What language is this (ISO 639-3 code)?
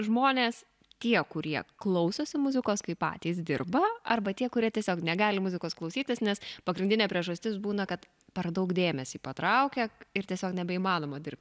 lit